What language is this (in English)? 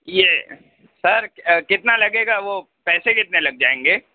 Urdu